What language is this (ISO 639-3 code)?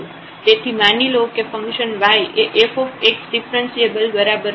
guj